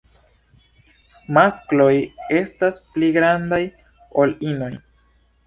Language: Esperanto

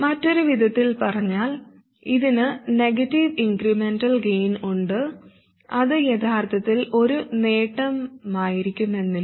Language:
Malayalam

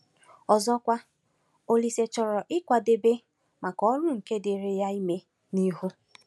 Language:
Igbo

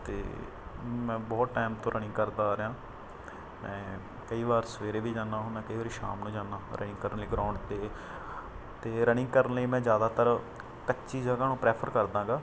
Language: Punjabi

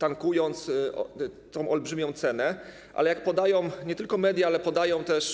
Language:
Polish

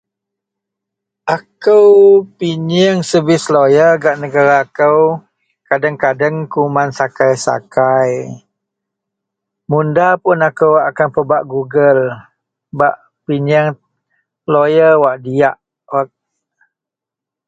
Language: Central Melanau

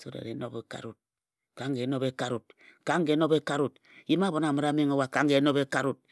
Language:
Ejagham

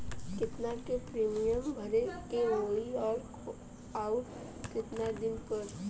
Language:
Bhojpuri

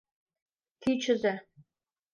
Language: Mari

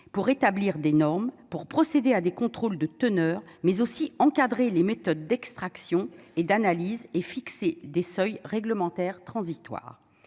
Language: French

